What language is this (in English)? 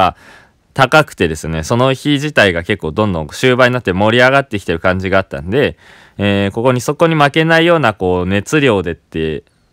Japanese